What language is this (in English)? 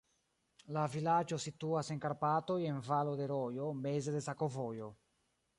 Esperanto